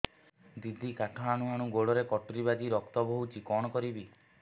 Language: Odia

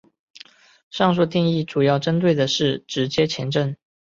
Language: Chinese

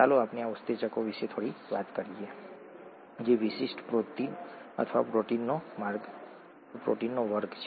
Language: Gujarati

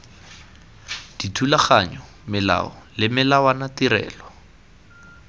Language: Tswana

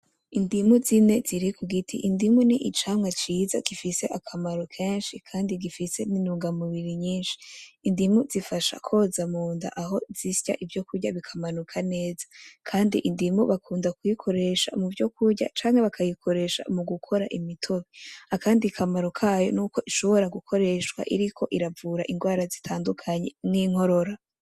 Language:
Rundi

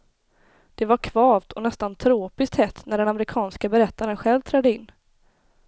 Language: Swedish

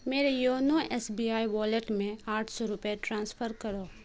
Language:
Urdu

